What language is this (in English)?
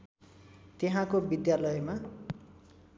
Nepali